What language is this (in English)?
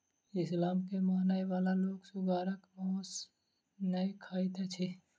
Maithili